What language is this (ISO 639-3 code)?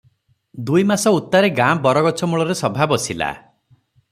ori